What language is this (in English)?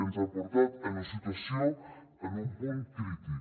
Catalan